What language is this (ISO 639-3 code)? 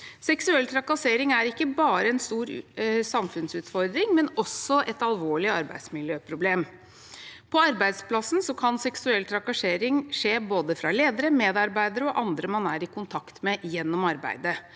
nor